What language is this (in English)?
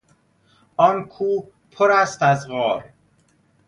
Persian